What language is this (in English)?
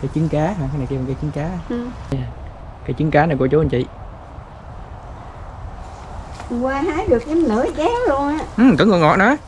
Vietnamese